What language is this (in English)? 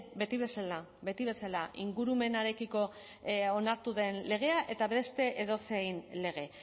Basque